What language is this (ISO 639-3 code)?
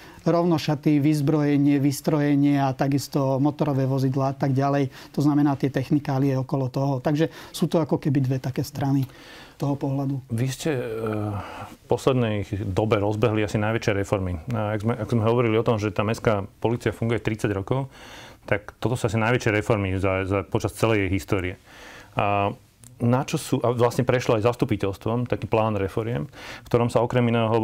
slk